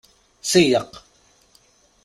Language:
Kabyle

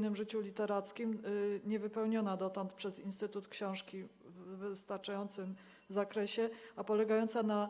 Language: Polish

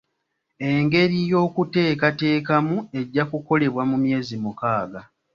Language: Ganda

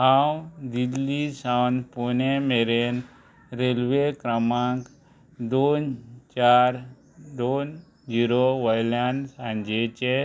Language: Konkani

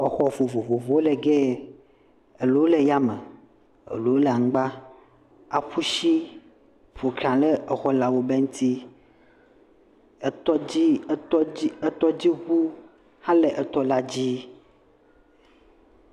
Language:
Ewe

